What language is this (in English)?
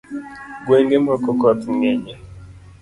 Luo (Kenya and Tanzania)